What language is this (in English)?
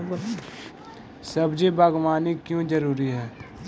Maithili